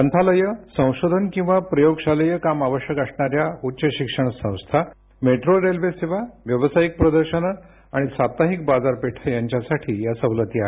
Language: Marathi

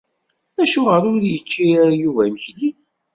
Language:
Kabyle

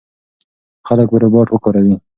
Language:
Pashto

